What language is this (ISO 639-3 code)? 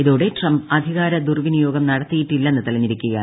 mal